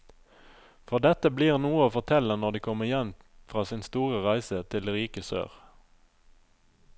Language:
Norwegian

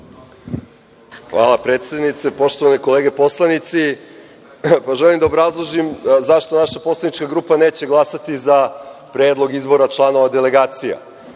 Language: Serbian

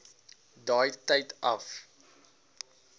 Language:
Afrikaans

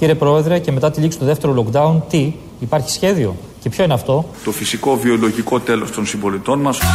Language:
Greek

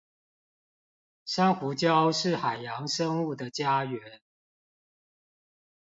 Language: Chinese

